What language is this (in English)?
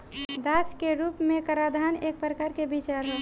Bhojpuri